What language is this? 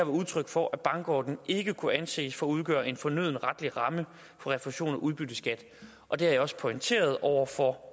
Danish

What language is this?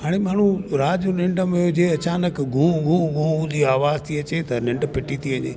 Sindhi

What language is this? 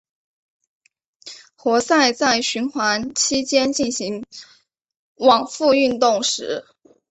Chinese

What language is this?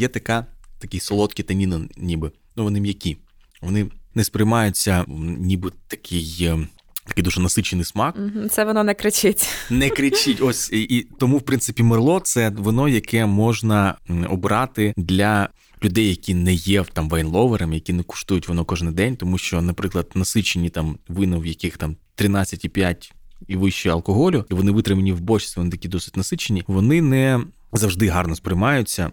Ukrainian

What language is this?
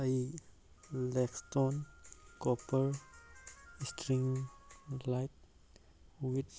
Manipuri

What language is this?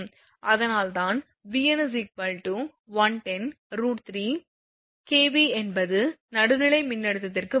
Tamil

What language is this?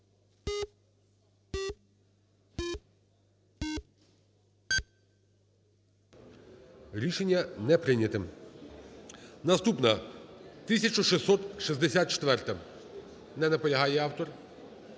Ukrainian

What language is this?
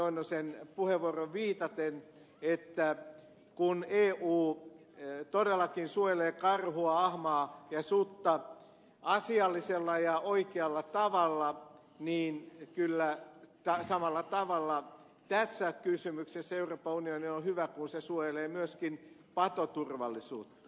Finnish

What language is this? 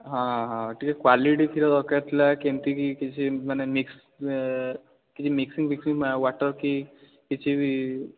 Odia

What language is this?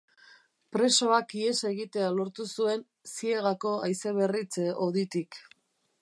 Basque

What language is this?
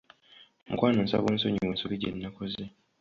Ganda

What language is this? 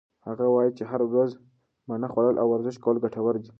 Pashto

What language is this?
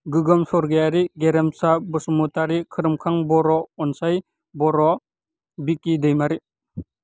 Bodo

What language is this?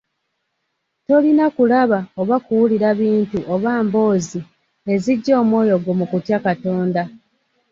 Ganda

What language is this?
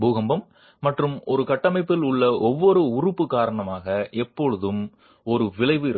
Tamil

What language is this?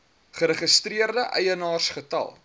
Afrikaans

